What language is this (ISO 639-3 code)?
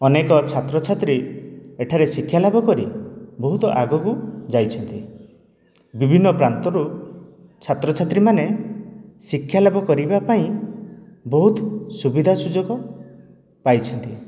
ori